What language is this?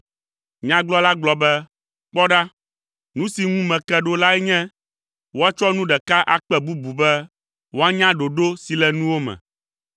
Ewe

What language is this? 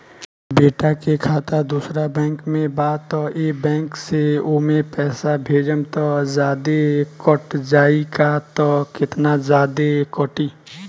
Bhojpuri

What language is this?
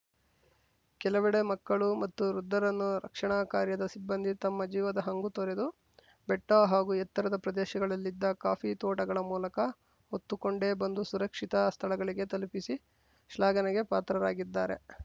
Kannada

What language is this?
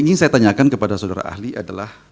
Indonesian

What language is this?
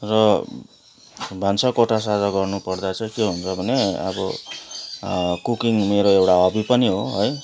Nepali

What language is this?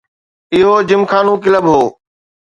Sindhi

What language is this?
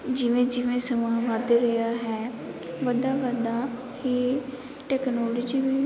Punjabi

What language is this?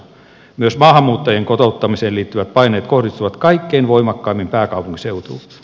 Finnish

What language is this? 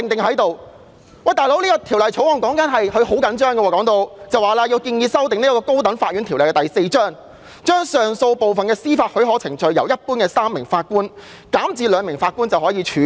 Cantonese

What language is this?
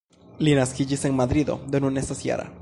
Esperanto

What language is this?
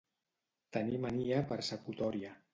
Catalan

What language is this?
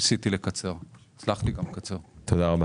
Hebrew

